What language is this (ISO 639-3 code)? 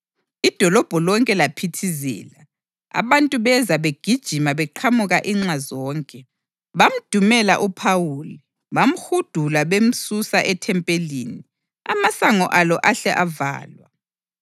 nde